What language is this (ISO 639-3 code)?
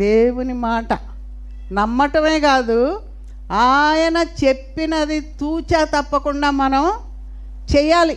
tel